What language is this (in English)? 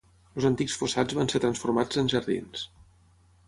Catalan